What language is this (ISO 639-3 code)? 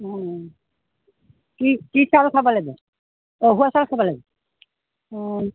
asm